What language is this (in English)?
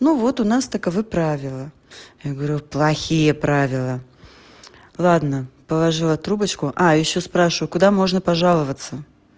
Russian